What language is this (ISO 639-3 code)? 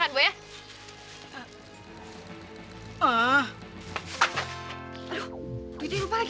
ind